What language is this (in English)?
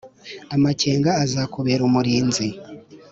Kinyarwanda